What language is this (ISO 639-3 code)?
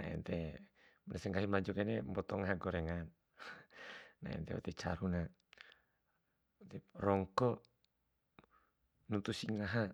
bhp